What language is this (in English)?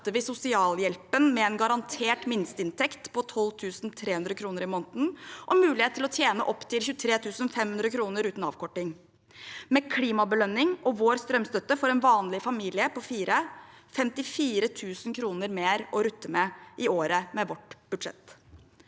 Norwegian